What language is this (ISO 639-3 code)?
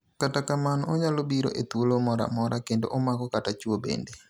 luo